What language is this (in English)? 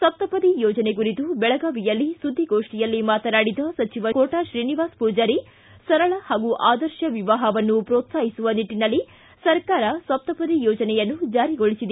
Kannada